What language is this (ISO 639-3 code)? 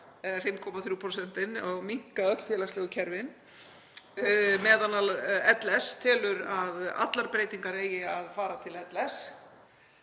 isl